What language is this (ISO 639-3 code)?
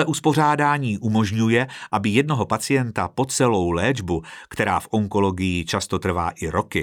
ces